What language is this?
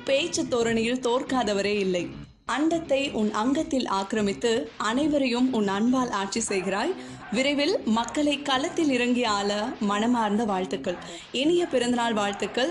Tamil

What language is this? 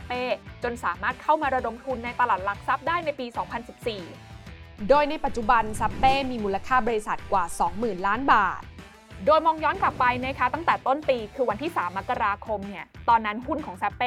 Thai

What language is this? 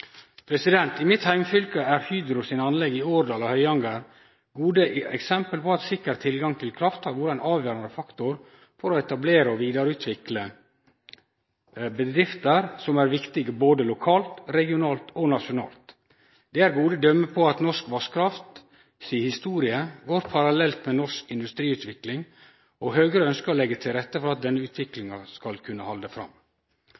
Norwegian Nynorsk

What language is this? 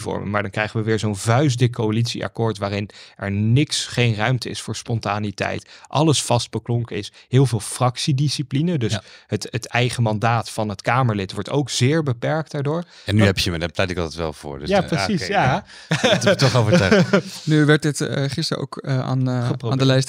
Dutch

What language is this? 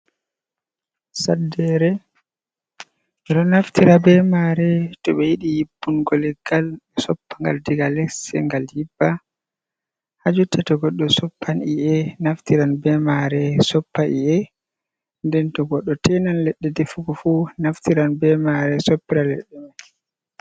Fula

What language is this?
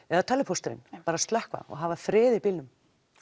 Icelandic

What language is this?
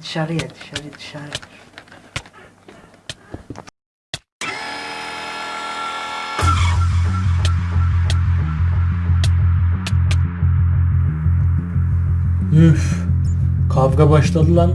Turkish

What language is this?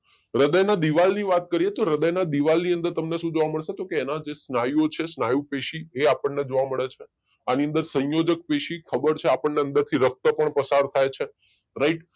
Gujarati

